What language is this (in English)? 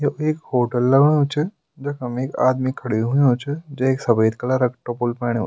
Garhwali